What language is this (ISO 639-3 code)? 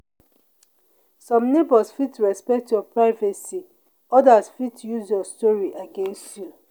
pcm